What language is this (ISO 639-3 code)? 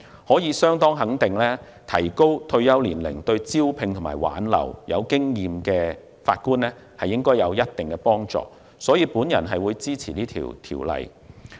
yue